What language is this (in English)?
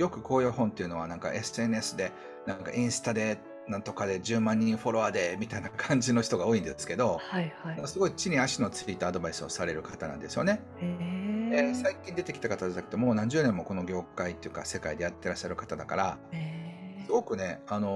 Japanese